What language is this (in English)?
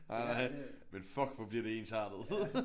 Danish